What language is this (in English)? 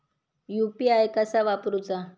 Marathi